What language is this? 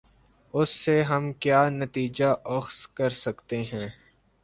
Urdu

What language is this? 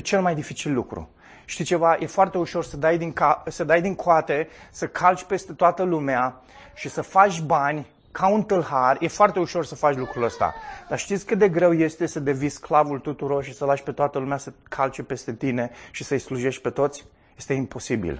Romanian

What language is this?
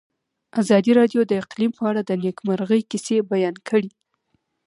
Pashto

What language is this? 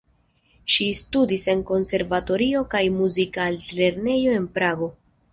Esperanto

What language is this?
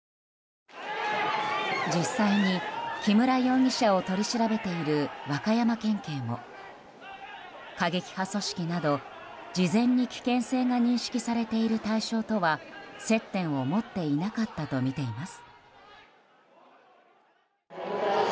Japanese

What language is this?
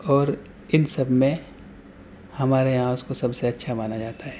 Urdu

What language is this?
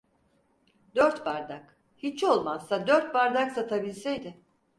Turkish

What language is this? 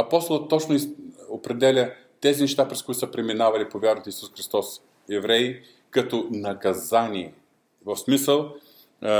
Bulgarian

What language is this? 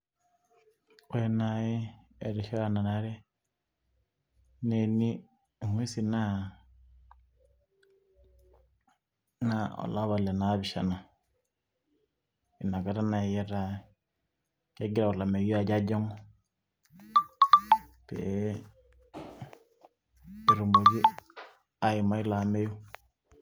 Masai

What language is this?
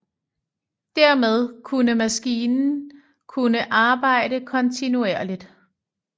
Danish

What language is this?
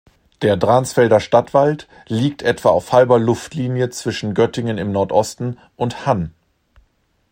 German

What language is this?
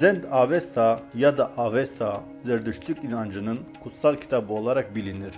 Turkish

